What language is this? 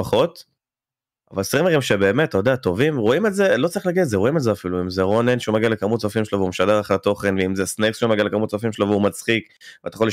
Hebrew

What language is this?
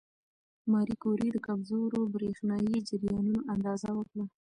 Pashto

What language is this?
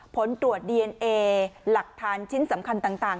Thai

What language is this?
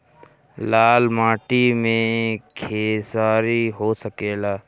Bhojpuri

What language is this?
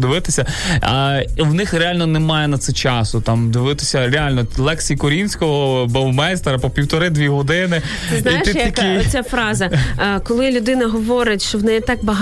Ukrainian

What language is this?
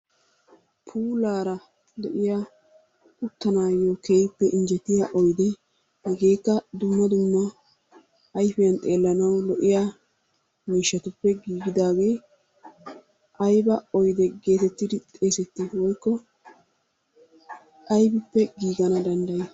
Wolaytta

